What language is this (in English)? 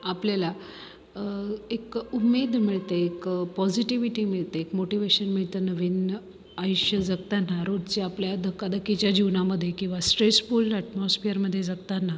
Marathi